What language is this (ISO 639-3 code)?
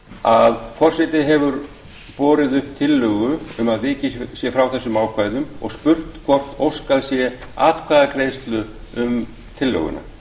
isl